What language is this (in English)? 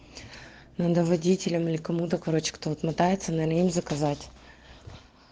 Russian